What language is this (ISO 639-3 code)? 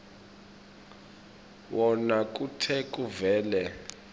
ssw